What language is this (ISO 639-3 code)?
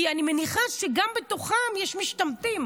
heb